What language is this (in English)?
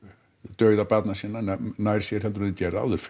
Icelandic